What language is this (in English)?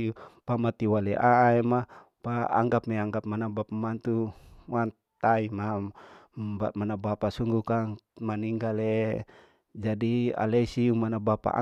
Larike-Wakasihu